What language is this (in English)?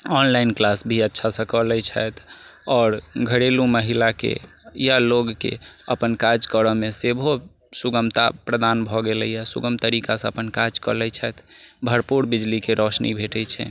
Maithili